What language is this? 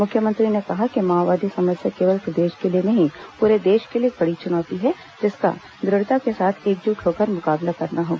Hindi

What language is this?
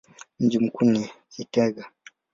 Swahili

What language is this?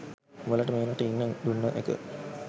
Sinhala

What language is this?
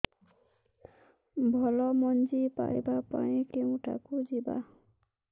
Odia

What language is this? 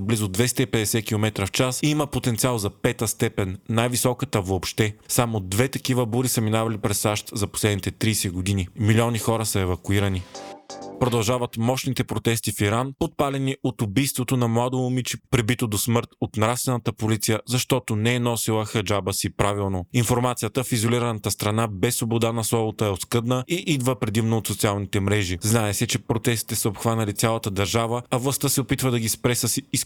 Bulgarian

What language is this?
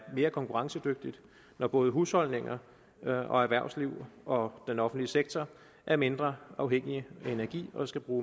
Danish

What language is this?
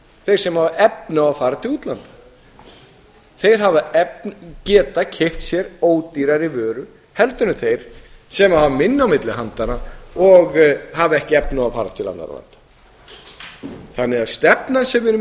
Icelandic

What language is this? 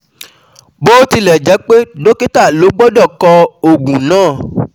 Yoruba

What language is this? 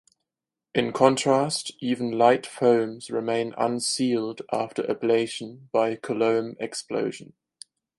English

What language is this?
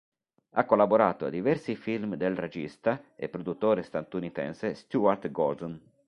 Italian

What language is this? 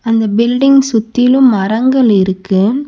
Tamil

